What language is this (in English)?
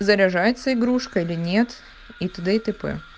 Russian